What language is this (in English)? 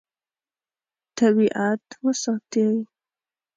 Pashto